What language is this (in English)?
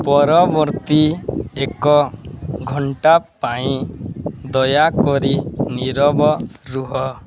Odia